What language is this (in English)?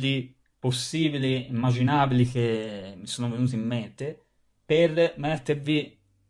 Italian